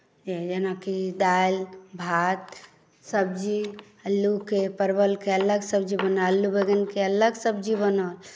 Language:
Maithili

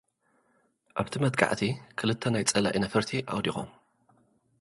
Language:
Tigrinya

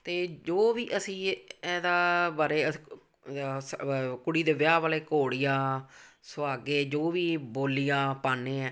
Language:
Punjabi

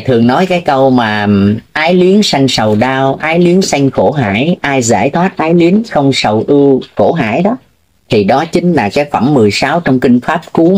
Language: Vietnamese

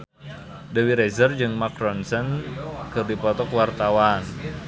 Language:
Sundanese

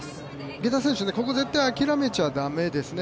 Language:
Japanese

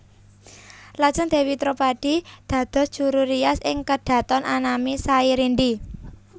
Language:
Javanese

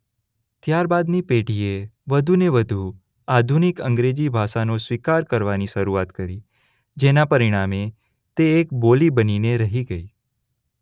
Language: Gujarati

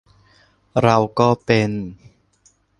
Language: Thai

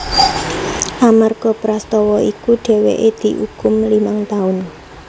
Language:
Javanese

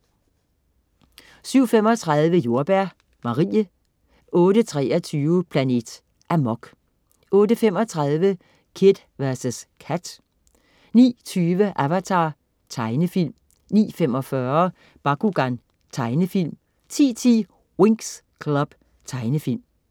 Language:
Danish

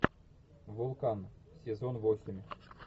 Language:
Russian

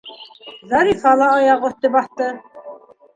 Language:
Bashkir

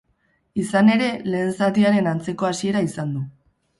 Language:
Basque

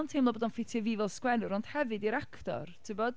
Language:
Welsh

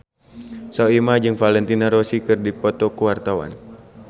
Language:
Sundanese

